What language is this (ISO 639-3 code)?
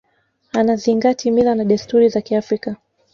swa